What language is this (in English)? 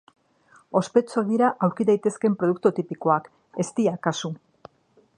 Basque